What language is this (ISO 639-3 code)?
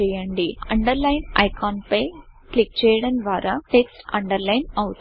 tel